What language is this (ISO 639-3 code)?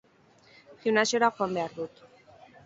eus